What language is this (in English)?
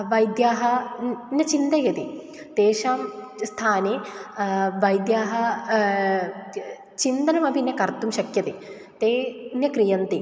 Sanskrit